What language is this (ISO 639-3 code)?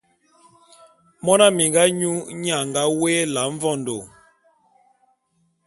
bum